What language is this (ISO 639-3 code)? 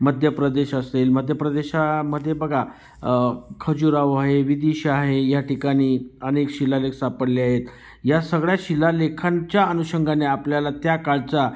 mar